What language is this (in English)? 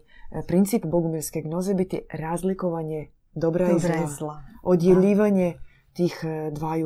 Croatian